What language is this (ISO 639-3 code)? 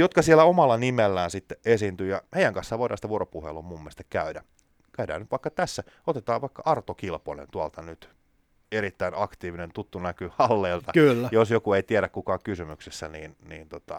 fin